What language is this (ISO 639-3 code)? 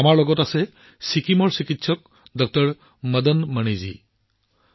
asm